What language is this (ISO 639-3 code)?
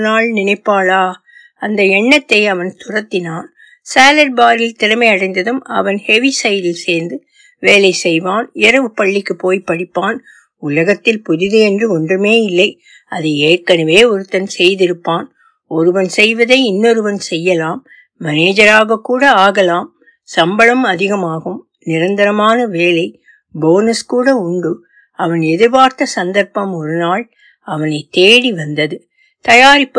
tam